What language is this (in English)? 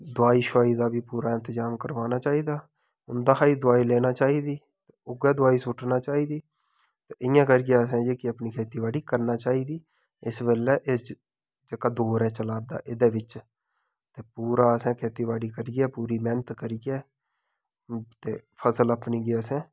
Dogri